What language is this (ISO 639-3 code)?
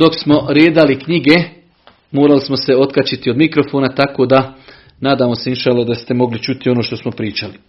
hrv